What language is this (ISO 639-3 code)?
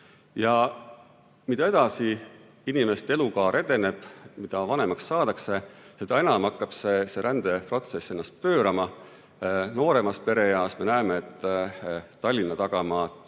est